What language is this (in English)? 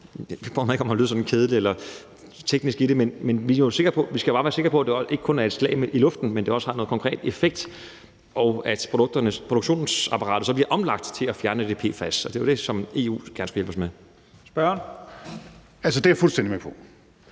Danish